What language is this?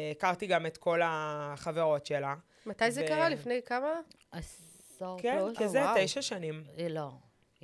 Hebrew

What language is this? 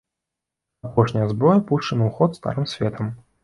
Belarusian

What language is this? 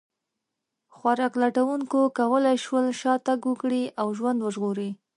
Pashto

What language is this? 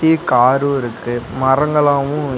Tamil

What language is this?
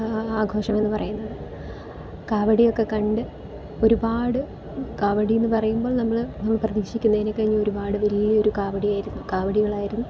Malayalam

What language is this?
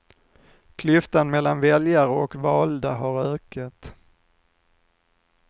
Swedish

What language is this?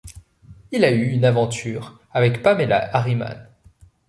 French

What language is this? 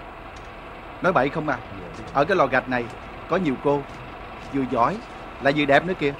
Vietnamese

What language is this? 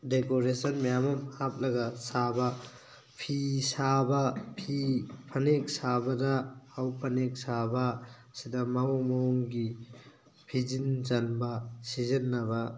Manipuri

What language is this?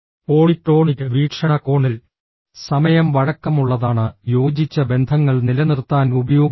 Malayalam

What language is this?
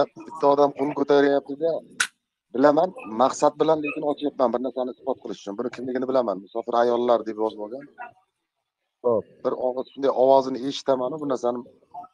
Turkish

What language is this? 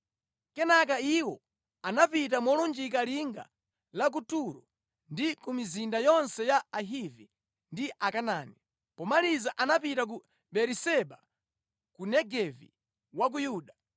Nyanja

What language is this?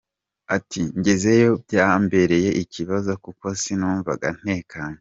Kinyarwanda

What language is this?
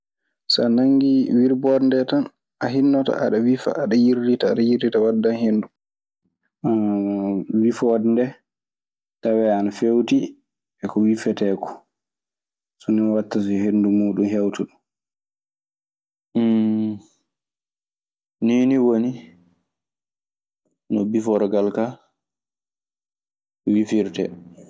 Maasina Fulfulde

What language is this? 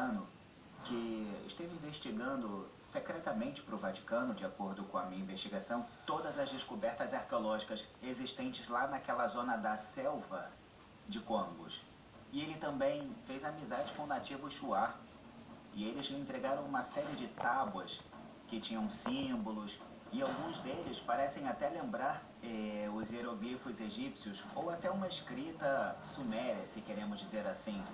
Portuguese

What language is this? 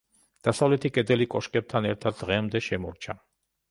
Georgian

